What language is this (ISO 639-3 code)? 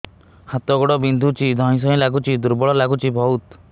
ori